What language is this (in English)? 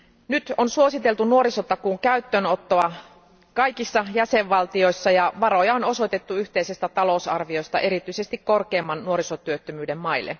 Finnish